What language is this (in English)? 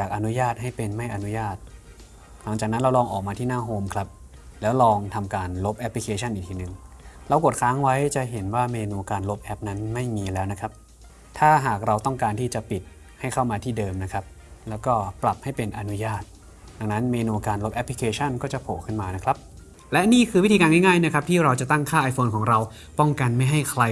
Thai